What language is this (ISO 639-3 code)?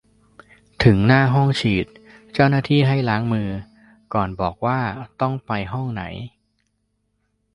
tha